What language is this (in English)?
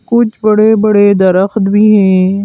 Hindi